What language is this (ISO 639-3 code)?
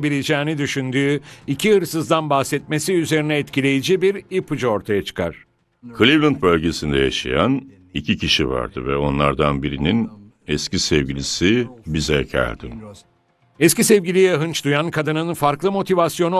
tur